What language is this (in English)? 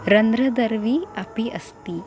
Sanskrit